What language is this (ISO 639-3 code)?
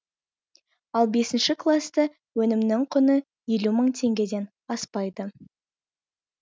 kaz